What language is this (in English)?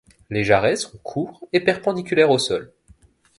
French